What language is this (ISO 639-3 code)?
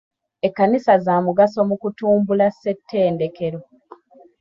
lug